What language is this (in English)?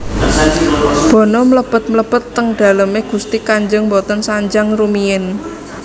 Javanese